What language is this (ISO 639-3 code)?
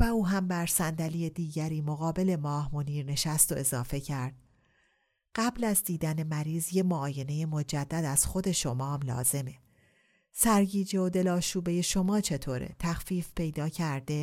fas